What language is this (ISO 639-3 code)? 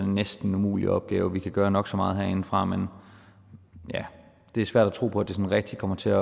dan